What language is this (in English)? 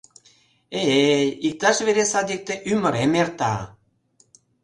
Mari